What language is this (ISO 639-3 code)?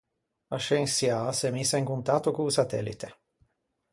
lij